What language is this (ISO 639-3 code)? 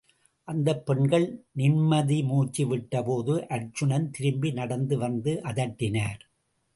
tam